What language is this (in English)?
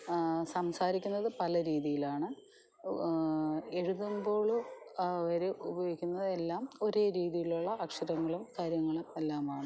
Malayalam